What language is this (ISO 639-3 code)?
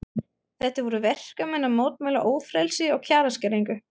isl